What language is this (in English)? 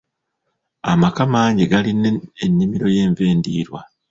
Ganda